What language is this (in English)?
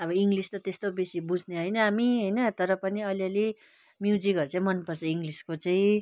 Nepali